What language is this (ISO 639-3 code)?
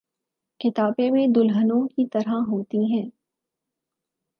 urd